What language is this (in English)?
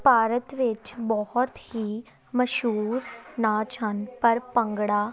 Punjabi